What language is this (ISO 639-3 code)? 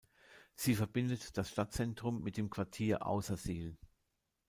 deu